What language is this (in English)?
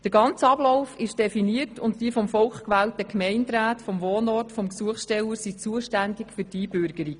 Swiss German